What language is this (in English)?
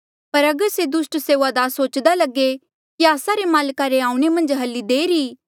Mandeali